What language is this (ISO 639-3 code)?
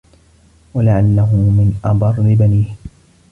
ara